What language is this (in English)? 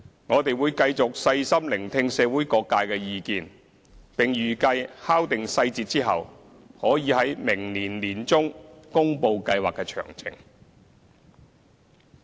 Cantonese